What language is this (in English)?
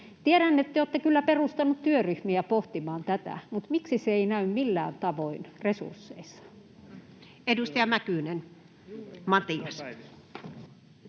Finnish